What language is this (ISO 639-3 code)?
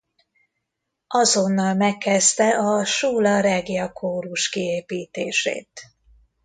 hun